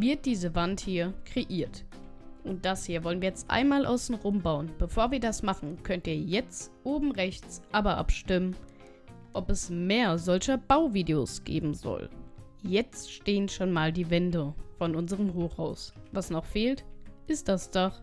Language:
German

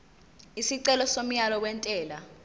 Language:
Zulu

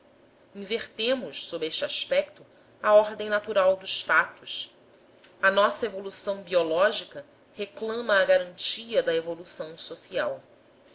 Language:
Portuguese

